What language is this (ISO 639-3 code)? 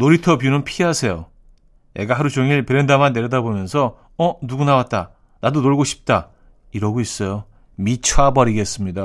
kor